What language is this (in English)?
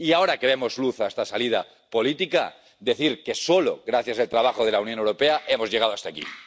Spanish